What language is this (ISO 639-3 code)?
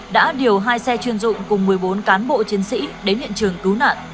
vie